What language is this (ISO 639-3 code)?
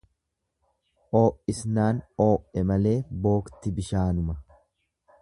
orm